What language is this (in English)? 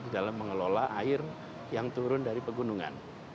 Indonesian